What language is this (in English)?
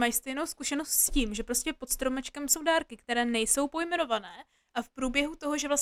Czech